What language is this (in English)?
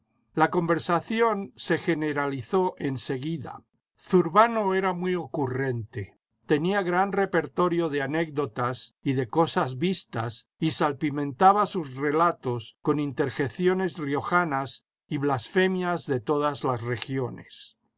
Spanish